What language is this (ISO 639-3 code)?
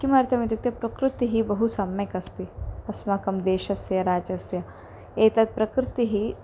san